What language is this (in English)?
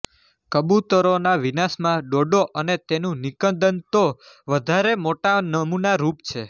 Gujarati